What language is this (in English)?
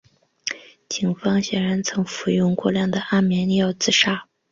Chinese